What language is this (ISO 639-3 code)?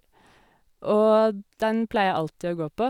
nor